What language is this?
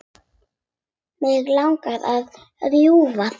Icelandic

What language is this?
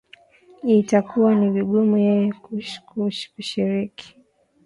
Swahili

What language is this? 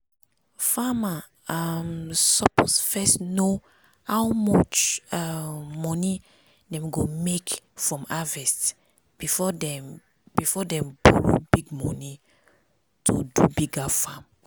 Nigerian Pidgin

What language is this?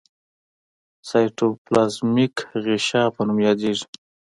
Pashto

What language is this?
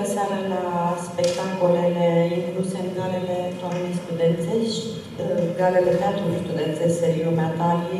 Romanian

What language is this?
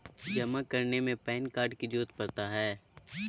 Magahi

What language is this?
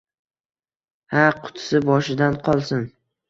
Uzbek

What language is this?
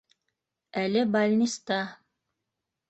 Bashkir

